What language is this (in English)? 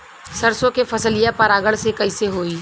Bhojpuri